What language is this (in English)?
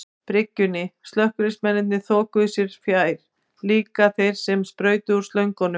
Icelandic